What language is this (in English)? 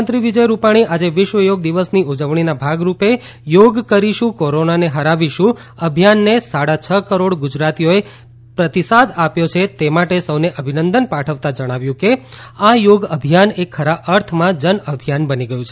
Gujarati